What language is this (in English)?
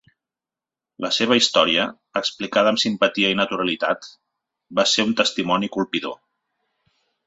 Catalan